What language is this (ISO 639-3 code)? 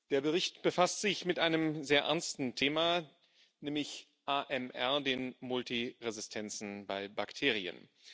deu